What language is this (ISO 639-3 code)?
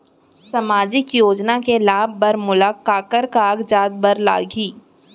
hne